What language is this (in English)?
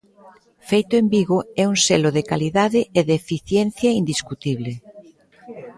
Galician